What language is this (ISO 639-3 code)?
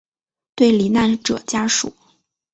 zho